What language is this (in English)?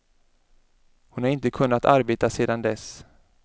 Swedish